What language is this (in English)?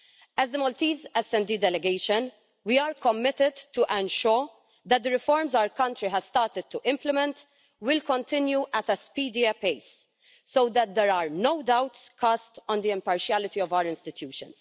English